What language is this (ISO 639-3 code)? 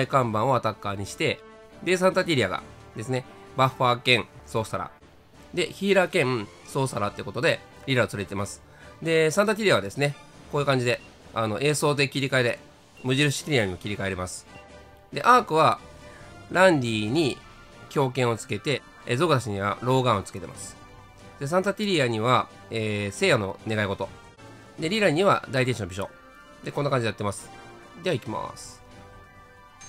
jpn